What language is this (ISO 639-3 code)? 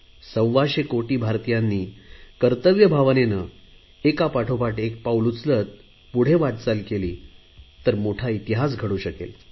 mar